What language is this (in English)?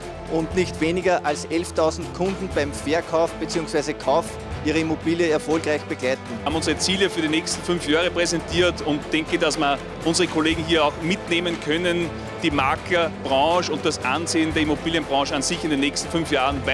German